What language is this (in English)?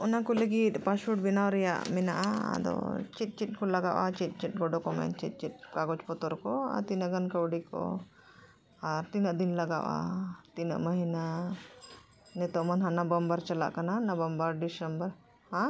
Santali